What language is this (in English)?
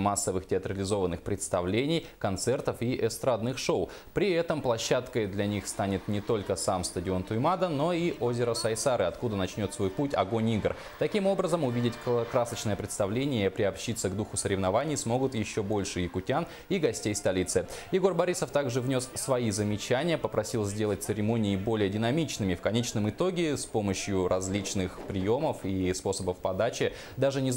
Russian